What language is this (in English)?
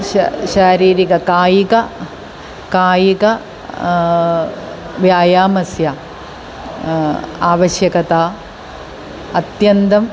Sanskrit